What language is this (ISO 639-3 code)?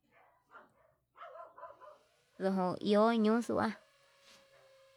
mab